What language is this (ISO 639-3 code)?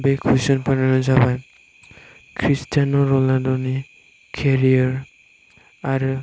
brx